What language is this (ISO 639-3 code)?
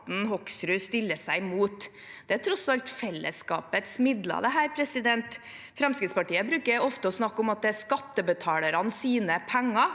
nor